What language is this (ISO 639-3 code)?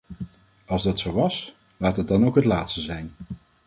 nld